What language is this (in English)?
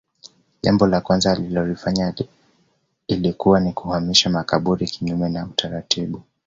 Swahili